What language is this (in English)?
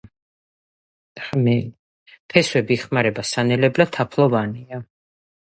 Georgian